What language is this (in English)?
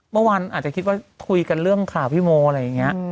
Thai